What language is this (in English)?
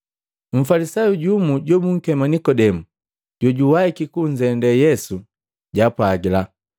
Matengo